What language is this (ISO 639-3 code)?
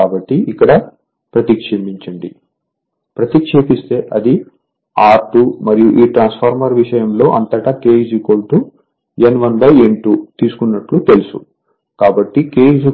tel